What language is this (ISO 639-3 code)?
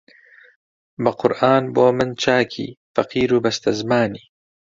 ckb